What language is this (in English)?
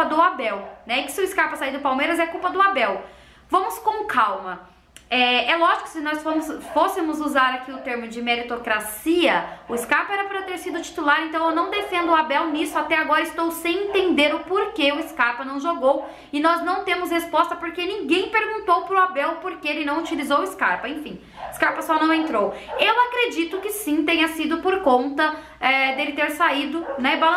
Portuguese